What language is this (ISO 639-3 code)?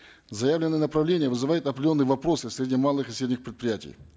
kaz